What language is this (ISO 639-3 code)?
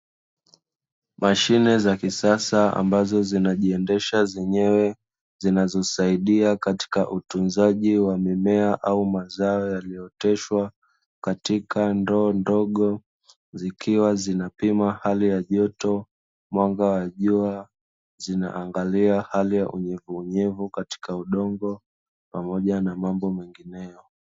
swa